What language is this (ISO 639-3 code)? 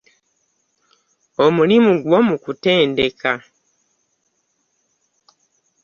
lug